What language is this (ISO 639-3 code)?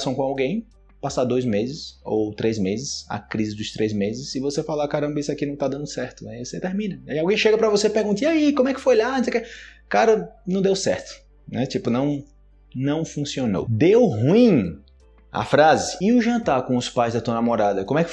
por